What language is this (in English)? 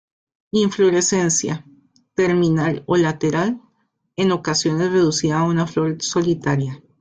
Spanish